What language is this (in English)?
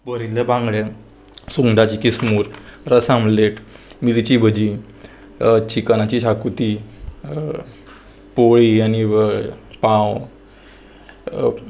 Konkani